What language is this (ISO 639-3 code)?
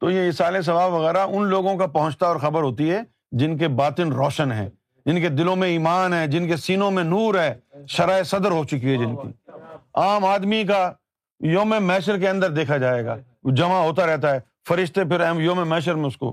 urd